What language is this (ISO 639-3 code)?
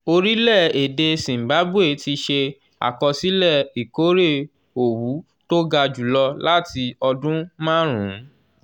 yor